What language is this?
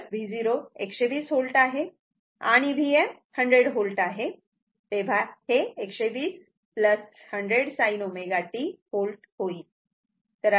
Marathi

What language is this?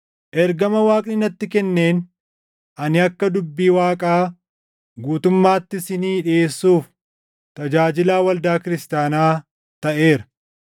Oromo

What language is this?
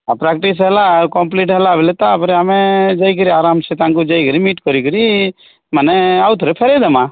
Odia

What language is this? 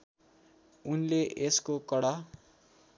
Nepali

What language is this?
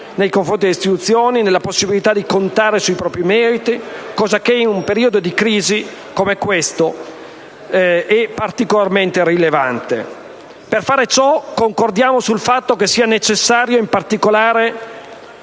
Italian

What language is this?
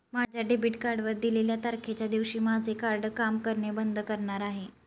Marathi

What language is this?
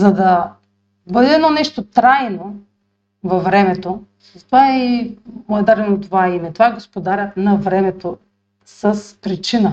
Bulgarian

